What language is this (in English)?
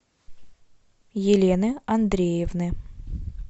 Russian